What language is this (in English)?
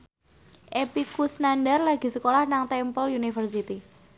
Javanese